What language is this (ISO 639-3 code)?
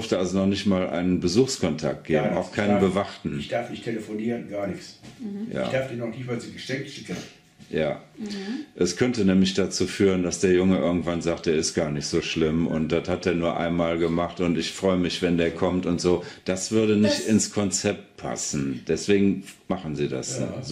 deu